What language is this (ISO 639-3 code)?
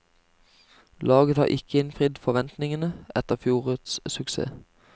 nor